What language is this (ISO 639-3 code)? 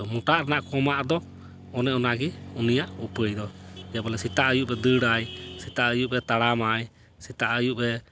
sat